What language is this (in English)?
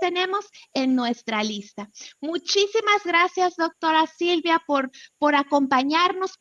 Spanish